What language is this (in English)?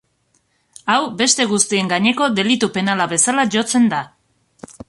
Basque